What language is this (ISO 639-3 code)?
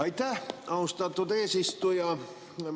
est